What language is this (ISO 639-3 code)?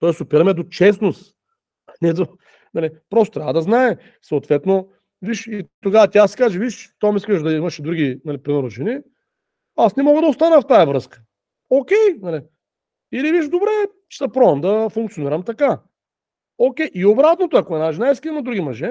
bul